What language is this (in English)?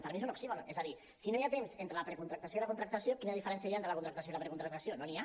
Catalan